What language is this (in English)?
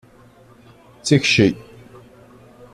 Kabyle